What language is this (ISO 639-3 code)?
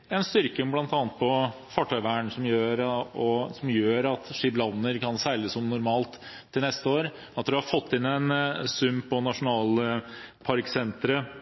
nob